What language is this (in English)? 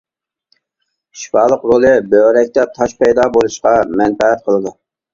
Uyghur